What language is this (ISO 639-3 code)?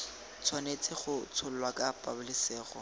tsn